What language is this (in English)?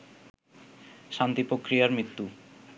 Bangla